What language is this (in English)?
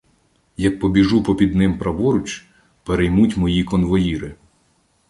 Ukrainian